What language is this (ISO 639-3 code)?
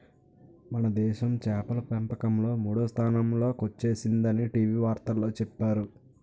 tel